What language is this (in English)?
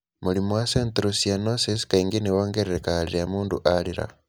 Kikuyu